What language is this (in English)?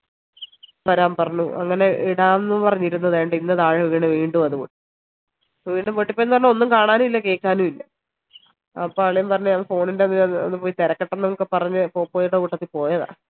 Malayalam